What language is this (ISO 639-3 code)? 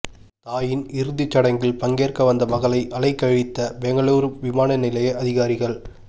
tam